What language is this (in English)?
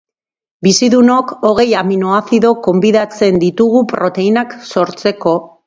Basque